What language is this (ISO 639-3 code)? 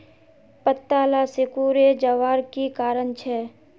mag